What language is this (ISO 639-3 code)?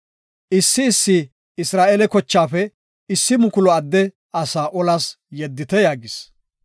gof